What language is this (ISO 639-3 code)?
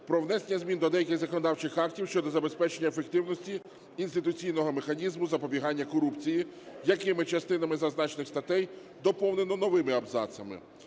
ukr